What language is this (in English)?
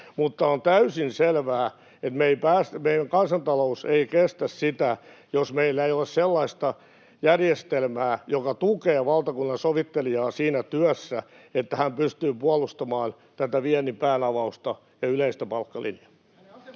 Finnish